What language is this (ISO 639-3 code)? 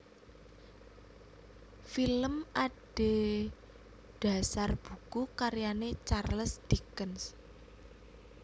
jav